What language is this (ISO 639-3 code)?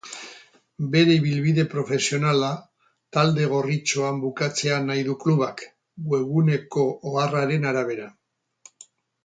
eus